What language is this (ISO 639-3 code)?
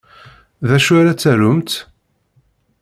kab